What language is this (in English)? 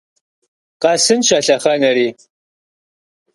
Kabardian